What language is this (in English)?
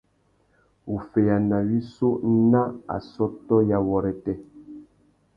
Tuki